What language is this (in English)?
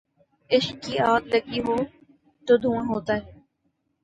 Urdu